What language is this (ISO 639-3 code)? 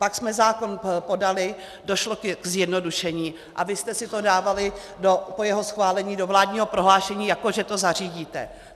ces